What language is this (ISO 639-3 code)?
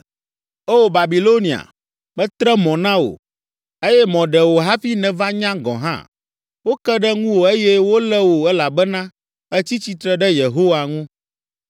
ewe